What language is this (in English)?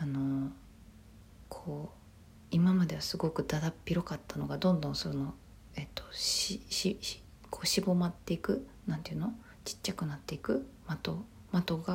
Japanese